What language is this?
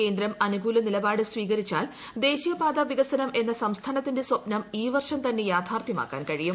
Malayalam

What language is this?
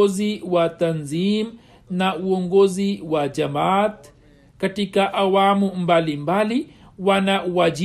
Swahili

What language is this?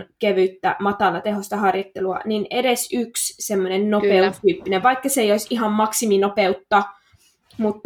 Finnish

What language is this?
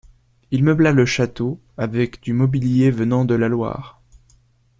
French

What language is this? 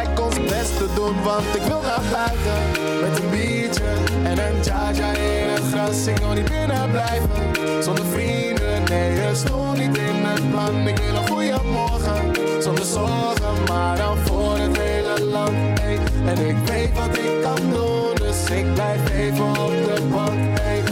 Dutch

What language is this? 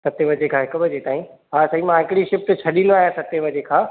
Sindhi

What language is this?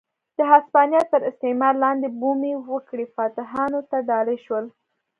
Pashto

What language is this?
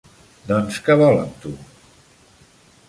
Catalan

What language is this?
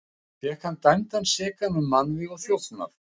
Icelandic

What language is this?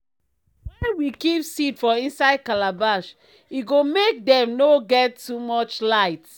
Nigerian Pidgin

